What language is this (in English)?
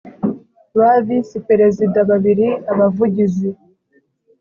Kinyarwanda